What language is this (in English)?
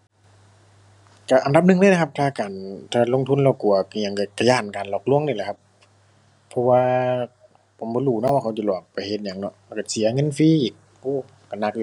Thai